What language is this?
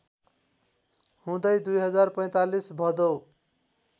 Nepali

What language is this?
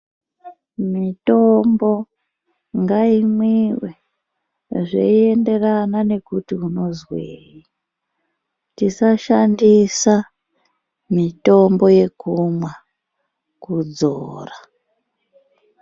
Ndau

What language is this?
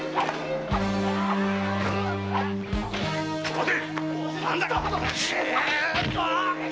Japanese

